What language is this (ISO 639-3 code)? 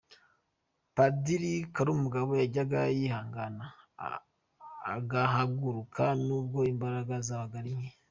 kin